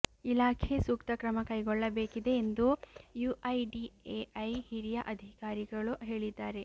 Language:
Kannada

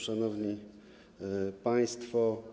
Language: Polish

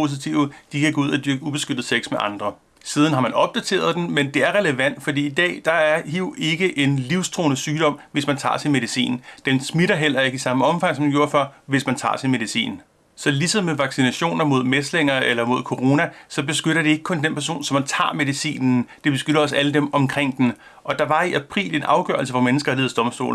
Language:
Danish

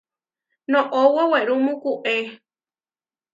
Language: Huarijio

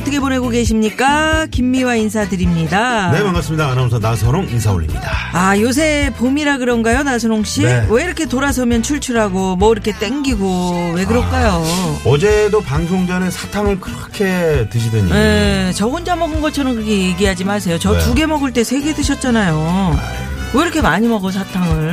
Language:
Korean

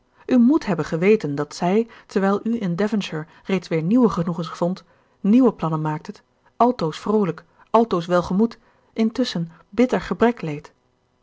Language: Dutch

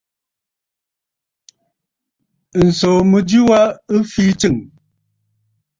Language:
Bafut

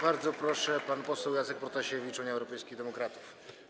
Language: Polish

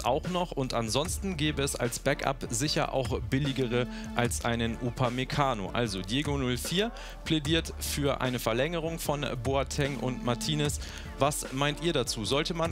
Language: German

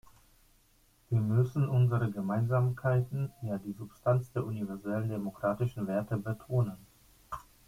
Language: German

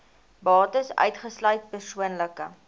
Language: Afrikaans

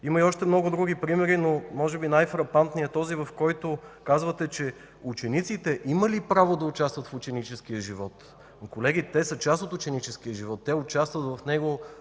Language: Bulgarian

